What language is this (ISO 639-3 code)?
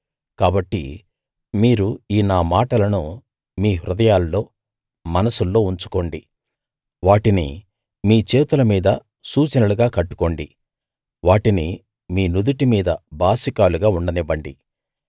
tel